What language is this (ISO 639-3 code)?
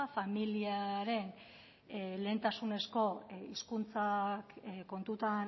eus